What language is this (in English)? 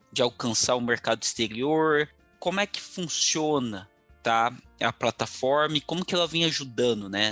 Portuguese